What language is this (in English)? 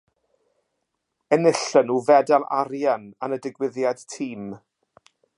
Welsh